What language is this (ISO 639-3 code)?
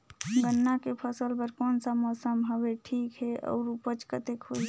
hne